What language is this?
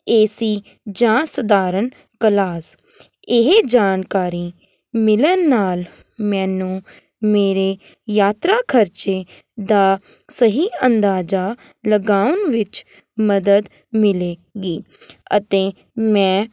Punjabi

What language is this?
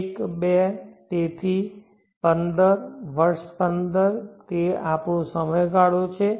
Gujarati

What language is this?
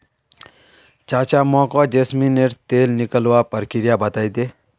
Magahi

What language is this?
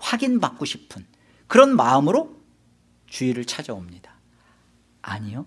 Korean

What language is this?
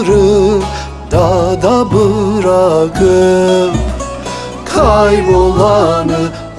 Turkish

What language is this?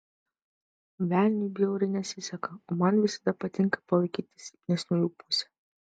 Lithuanian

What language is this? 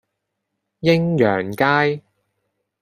Cantonese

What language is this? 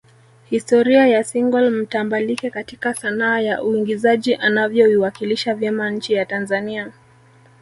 Swahili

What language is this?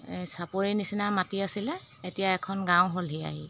Assamese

